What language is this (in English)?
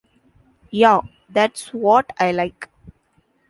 English